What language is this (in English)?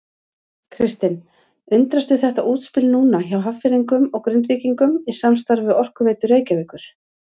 Icelandic